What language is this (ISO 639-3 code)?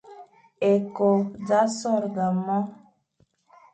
fan